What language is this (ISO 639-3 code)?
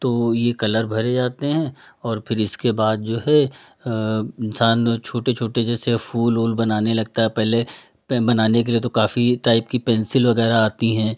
hin